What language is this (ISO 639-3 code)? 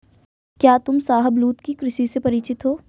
hin